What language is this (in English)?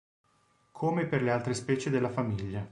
Italian